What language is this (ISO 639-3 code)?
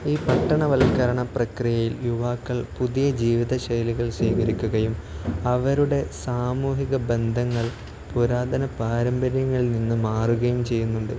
mal